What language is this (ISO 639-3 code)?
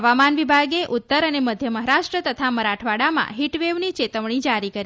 guj